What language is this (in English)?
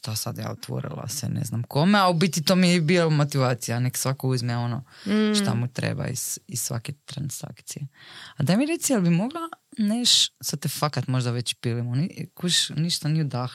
Croatian